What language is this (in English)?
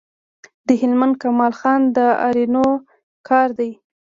Pashto